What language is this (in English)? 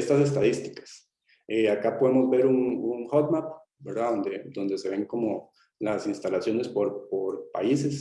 Spanish